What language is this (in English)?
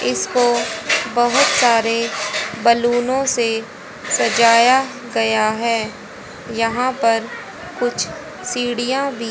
Hindi